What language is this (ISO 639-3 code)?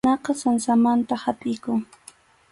qxu